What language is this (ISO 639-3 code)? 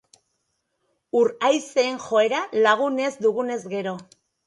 eus